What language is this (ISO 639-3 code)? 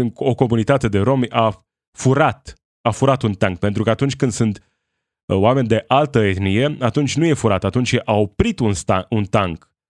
ron